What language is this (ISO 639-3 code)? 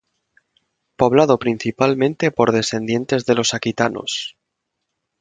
spa